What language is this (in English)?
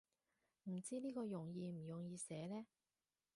Cantonese